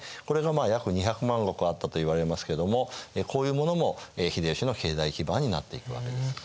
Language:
Japanese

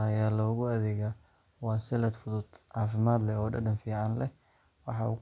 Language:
Somali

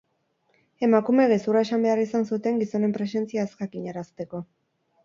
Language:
Basque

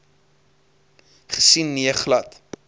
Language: Afrikaans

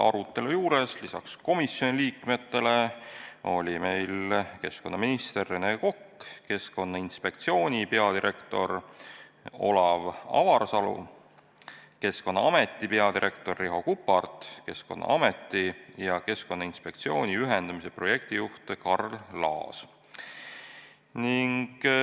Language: Estonian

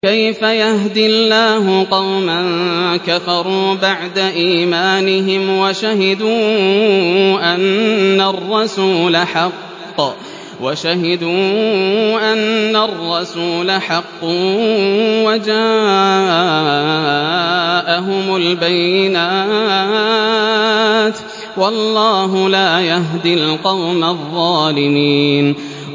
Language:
Arabic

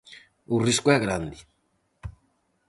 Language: Galician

